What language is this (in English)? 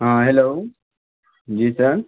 Urdu